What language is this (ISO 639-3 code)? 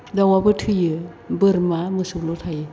brx